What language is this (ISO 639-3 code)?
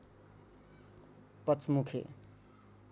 nep